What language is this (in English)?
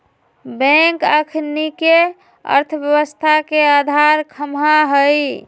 Magahi